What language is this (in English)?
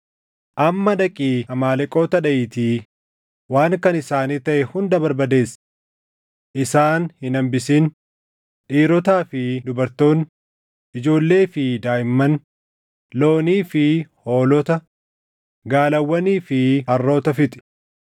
Oromo